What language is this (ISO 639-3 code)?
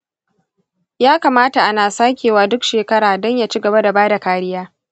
hau